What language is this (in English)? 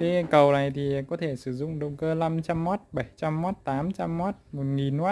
Vietnamese